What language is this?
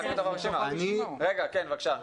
Hebrew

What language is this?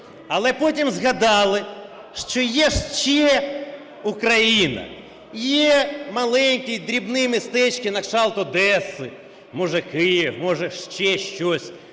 Ukrainian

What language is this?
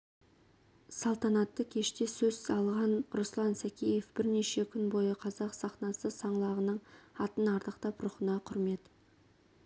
Kazakh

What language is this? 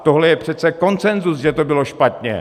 Czech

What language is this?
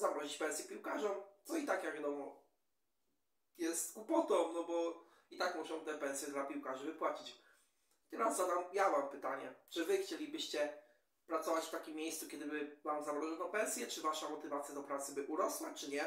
Polish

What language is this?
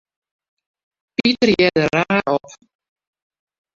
Western Frisian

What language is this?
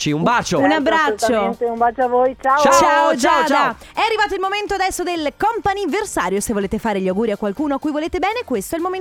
Italian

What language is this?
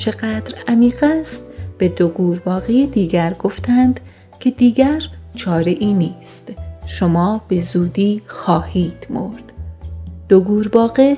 Persian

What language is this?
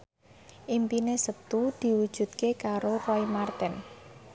Javanese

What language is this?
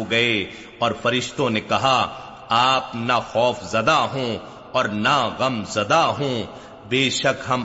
Urdu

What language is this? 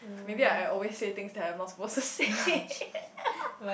English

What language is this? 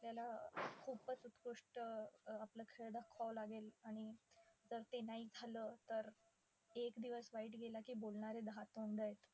Marathi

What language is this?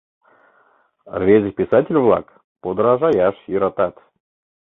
Mari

